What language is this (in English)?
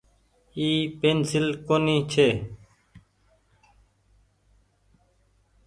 Goaria